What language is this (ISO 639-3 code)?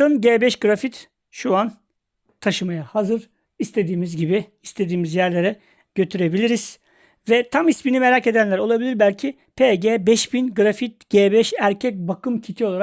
tur